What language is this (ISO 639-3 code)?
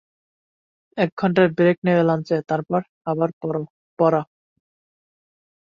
ben